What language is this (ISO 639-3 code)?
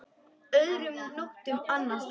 isl